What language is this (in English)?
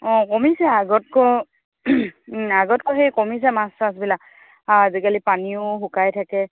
Assamese